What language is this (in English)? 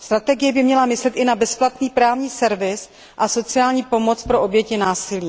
Czech